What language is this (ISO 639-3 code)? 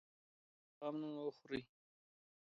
pus